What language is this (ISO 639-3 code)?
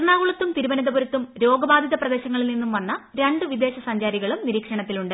mal